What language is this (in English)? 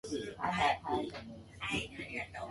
Japanese